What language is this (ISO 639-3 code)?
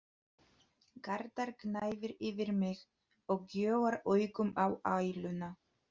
isl